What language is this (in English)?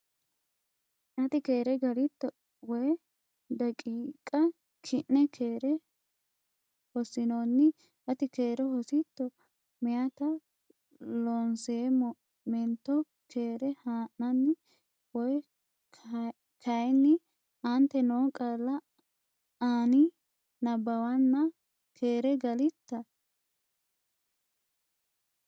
Sidamo